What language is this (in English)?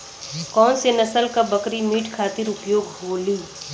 Bhojpuri